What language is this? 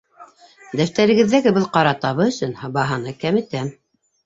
Bashkir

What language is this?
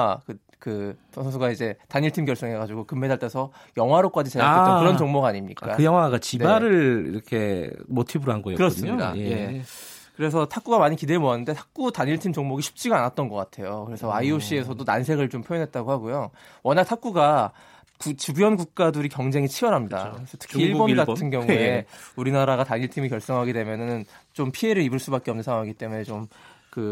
Korean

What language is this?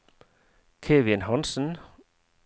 Norwegian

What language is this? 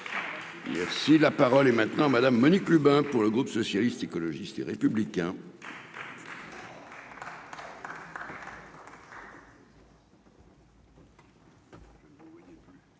French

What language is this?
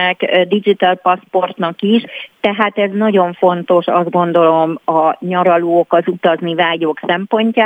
Hungarian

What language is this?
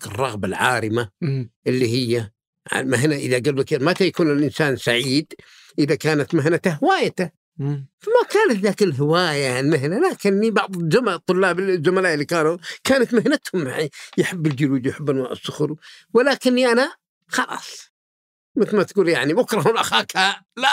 Arabic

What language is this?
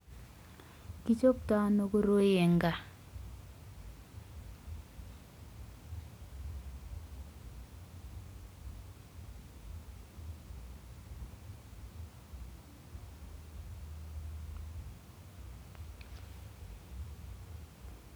Kalenjin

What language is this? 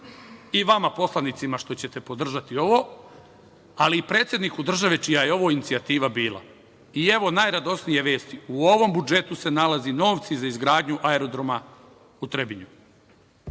Serbian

